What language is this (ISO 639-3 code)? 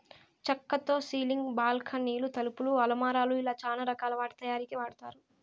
tel